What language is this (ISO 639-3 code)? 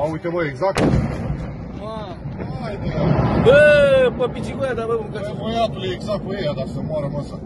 ron